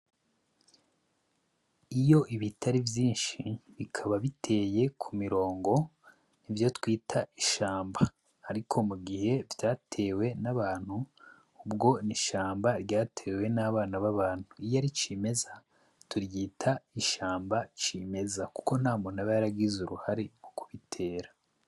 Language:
Rundi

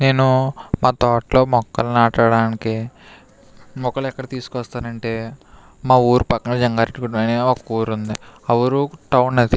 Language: Telugu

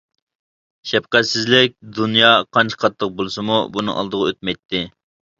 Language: Uyghur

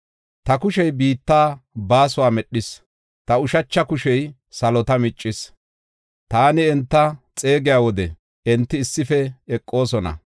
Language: Gofa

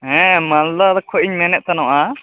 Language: Santali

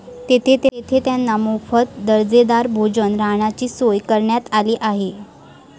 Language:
Marathi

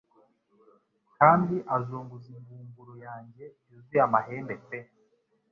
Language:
Kinyarwanda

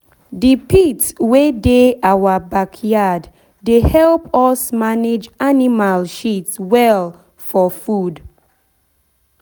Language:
Nigerian Pidgin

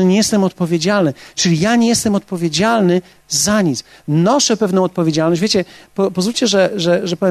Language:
Polish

